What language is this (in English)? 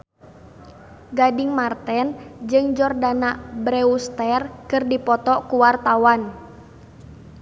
Sundanese